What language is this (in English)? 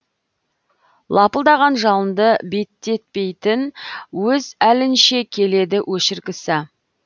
Kazakh